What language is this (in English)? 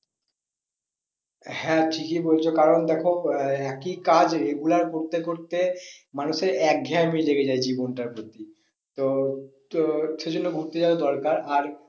Bangla